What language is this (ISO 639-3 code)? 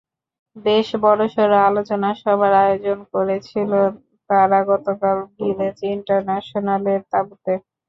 ben